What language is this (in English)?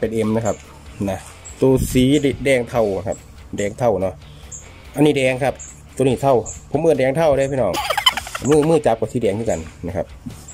Thai